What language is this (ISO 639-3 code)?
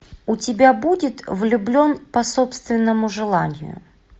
rus